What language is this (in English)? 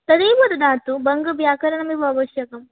Sanskrit